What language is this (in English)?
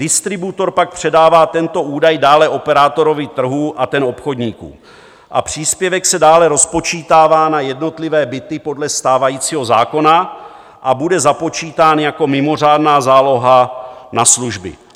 Czech